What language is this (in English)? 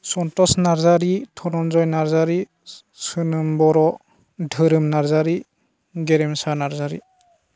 Bodo